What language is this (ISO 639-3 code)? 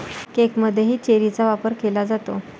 mar